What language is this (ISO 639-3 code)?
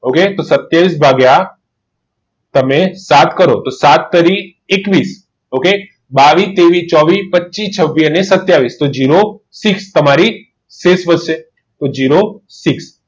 guj